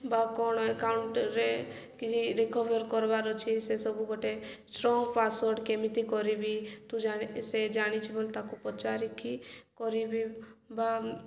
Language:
Odia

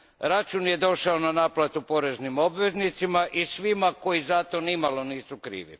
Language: Croatian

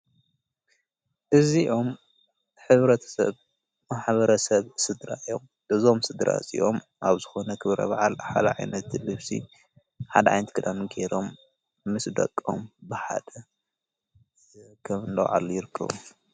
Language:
Tigrinya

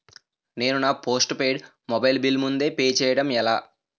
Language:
Telugu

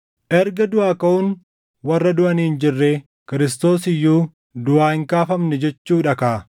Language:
Oromo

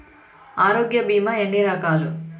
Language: Telugu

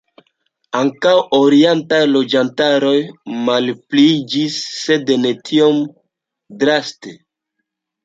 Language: Esperanto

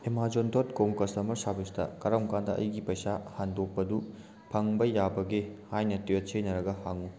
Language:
Manipuri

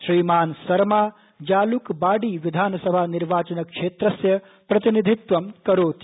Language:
Sanskrit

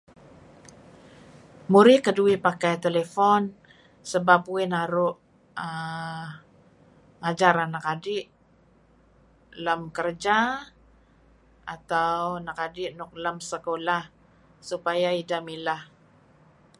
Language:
Kelabit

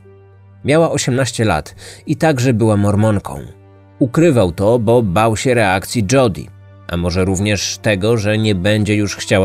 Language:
Polish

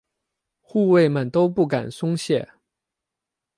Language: Chinese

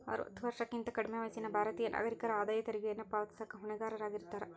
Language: Kannada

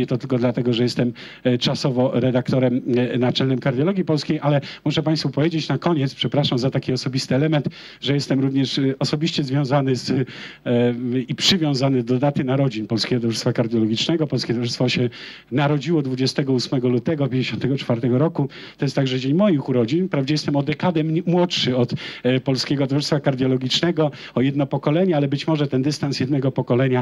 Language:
Polish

